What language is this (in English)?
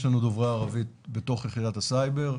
Hebrew